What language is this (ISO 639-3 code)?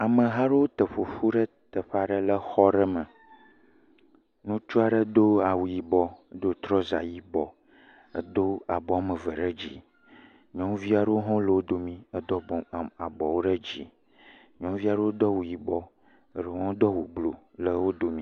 ewe